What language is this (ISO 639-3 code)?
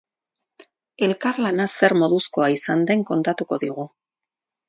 eus